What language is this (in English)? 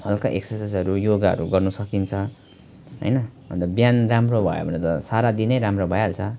Nepali